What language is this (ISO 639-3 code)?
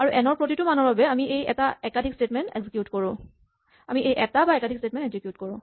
asm